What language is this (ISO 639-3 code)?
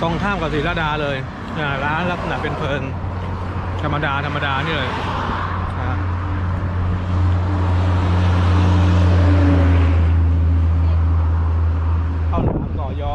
tha